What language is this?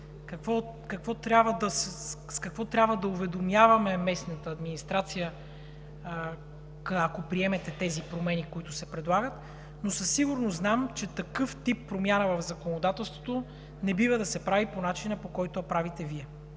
Bulgarian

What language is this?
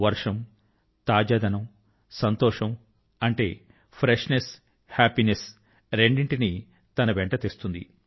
Telugu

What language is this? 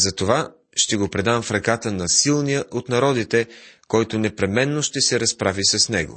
Bulgarian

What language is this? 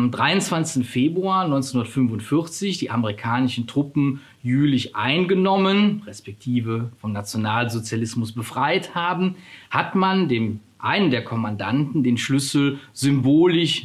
German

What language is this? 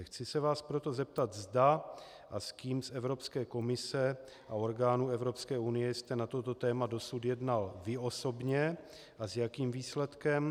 Czech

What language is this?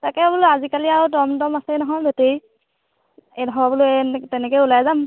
Assamese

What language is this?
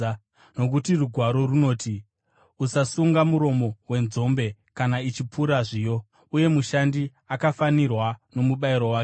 Shona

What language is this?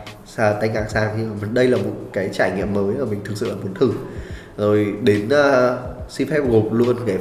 Vietnamese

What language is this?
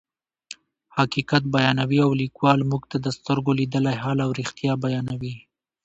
Pashto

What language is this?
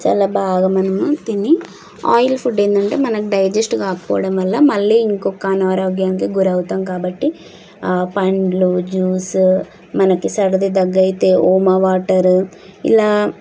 Telugu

